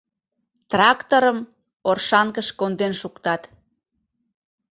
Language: Mari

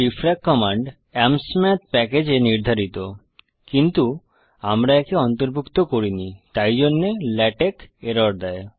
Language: Bangla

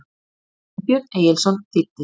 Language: Icelandic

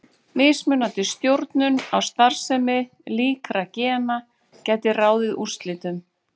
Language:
Icelandic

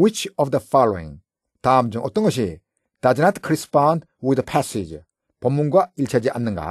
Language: Korean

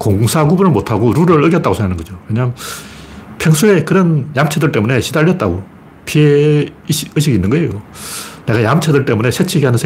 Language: Korean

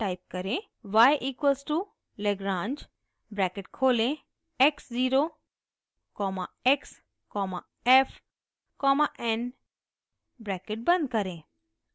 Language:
Hindi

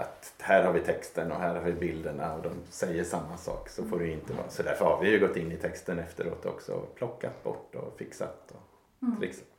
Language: Swedish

